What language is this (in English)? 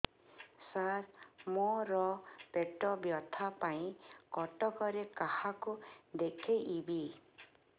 Odia